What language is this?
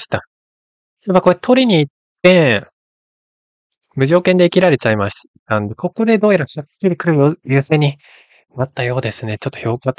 Japanese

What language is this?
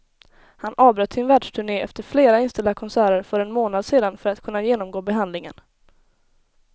Swedish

